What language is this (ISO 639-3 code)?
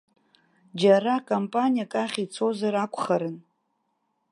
abk